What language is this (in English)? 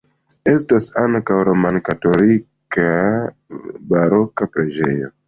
Esperanto